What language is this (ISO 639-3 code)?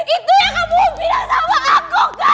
ind